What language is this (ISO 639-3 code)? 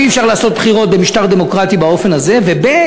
heb